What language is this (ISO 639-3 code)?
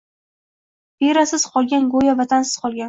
uzb